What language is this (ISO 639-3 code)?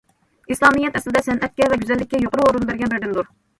uig